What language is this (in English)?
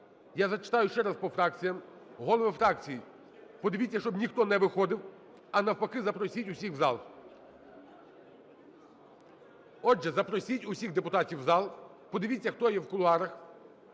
Ukrainian